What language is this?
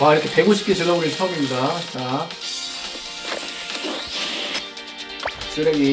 Korean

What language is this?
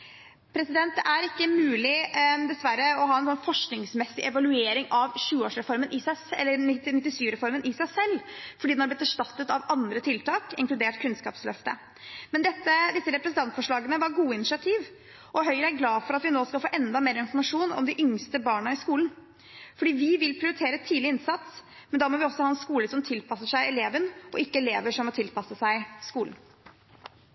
Norwegian Bokmål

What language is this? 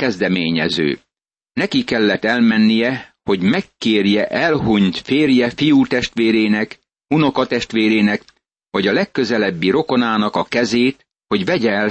Hungarian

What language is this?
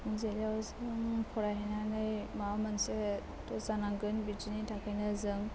Bodo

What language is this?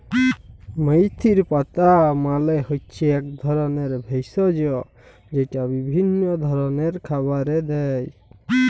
Bangla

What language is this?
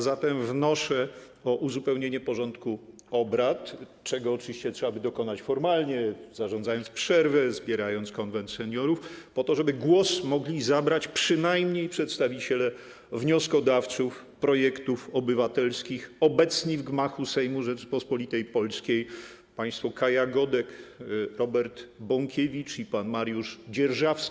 Polish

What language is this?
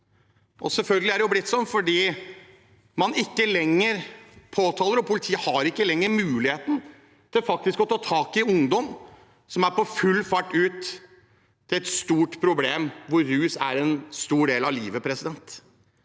Norwegian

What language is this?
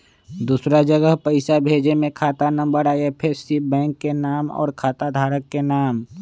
Magahi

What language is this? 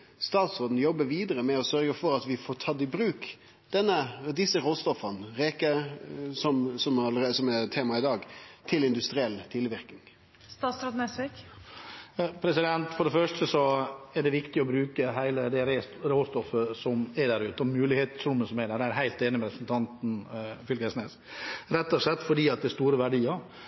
Norwegian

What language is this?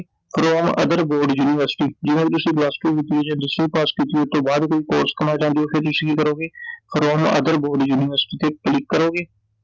Punjabi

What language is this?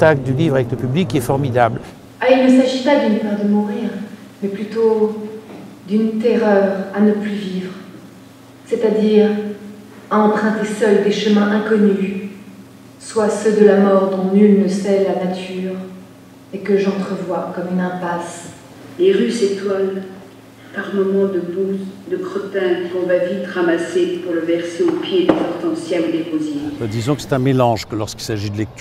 French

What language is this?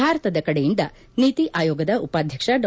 Kannada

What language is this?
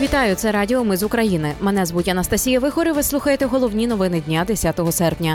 Ukrainian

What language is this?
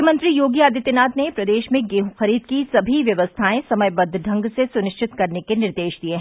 Hindi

